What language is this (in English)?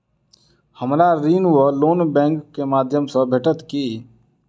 Maithili